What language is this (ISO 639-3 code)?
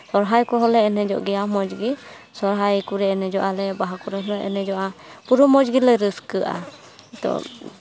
sat